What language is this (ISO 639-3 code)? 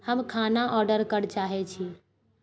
mai